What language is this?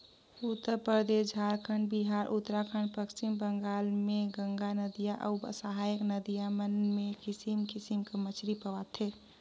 Chhattisgarhi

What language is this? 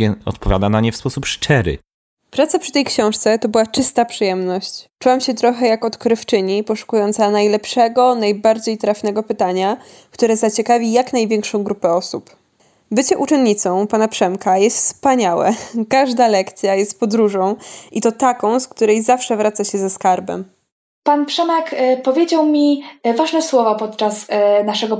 Polish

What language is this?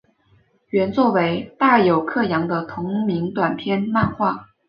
Chinese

